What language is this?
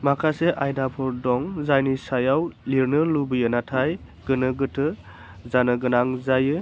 Bodo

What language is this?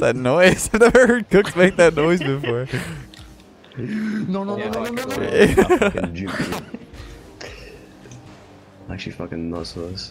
English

